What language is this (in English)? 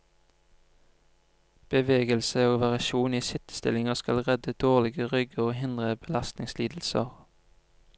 Norwegian